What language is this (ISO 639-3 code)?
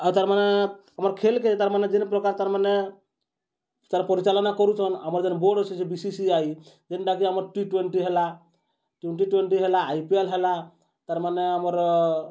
ori